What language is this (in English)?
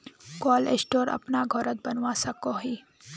Magahi